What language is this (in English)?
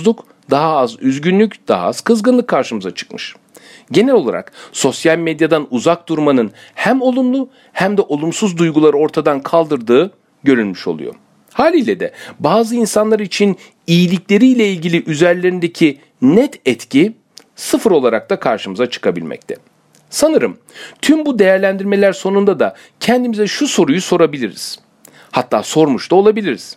Turkish